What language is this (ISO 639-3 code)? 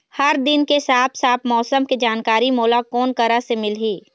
hne